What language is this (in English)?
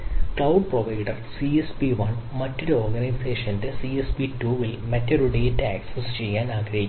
Malayalam